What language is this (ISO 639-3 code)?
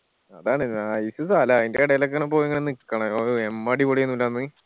mal